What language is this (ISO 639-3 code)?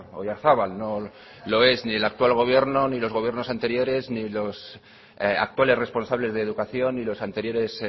spa